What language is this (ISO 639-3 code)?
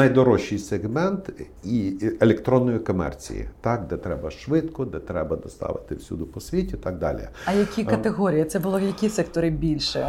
ukr